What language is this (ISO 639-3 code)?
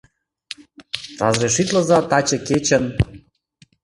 chm